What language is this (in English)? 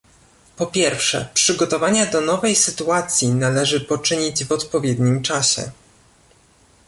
Polish